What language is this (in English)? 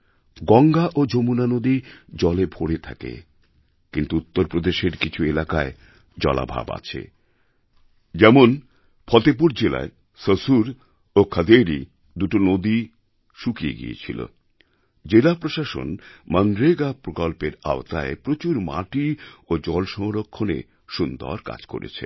Bangla